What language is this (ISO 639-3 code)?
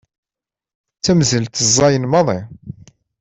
kab